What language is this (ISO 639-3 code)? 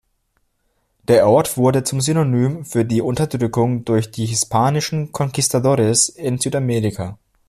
deu